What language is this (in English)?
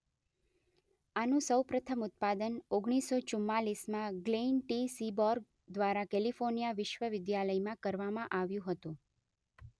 Gujarati